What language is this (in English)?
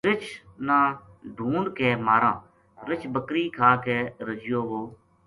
Gujari